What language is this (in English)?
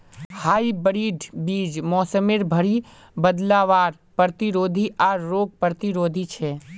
Magahi